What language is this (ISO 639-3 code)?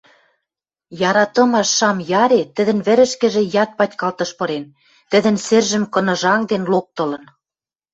mrj